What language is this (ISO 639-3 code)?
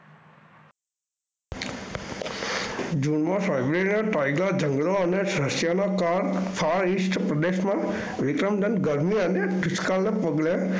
guj